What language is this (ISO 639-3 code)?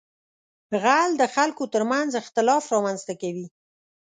pus